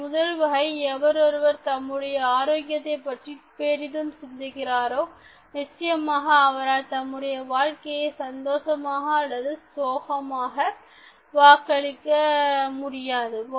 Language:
Tamil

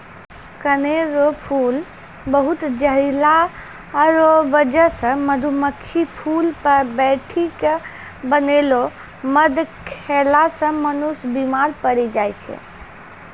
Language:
Maithili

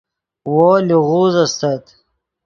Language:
Yidgha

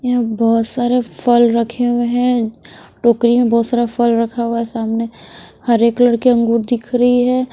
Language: Hindi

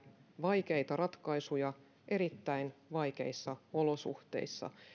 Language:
Finnish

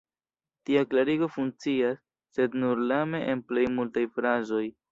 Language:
Esperanto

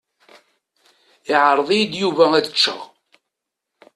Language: Kabyle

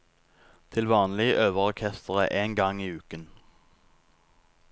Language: Norwegian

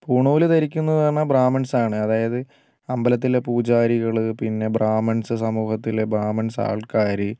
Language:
Malayalam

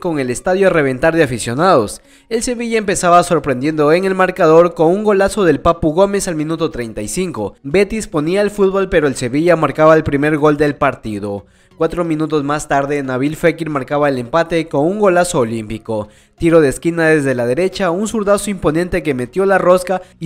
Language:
Spanish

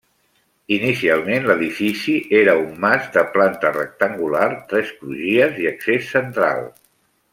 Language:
Catalan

